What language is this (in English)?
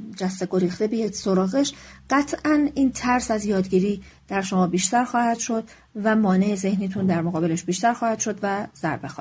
Persian